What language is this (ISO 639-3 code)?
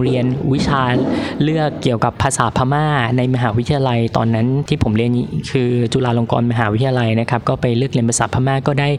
tha